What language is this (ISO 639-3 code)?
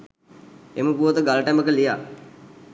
sin